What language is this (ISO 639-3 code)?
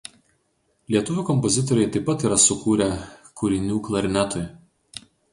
lit